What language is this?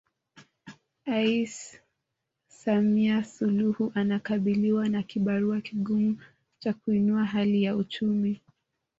Swahili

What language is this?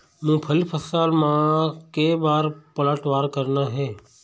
Chhattisgarhi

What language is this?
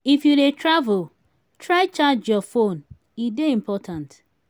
Nigerian Pidgin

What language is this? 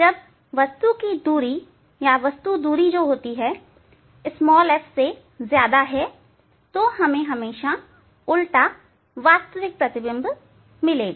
Hindi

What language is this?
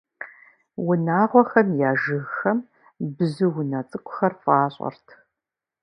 Kabardian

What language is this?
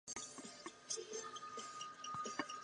Chinese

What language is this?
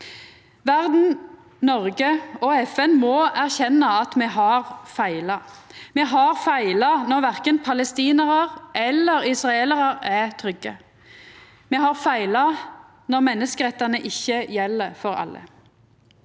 Norwegian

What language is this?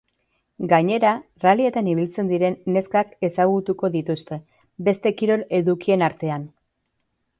Basque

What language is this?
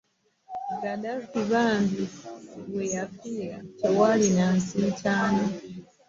Ganda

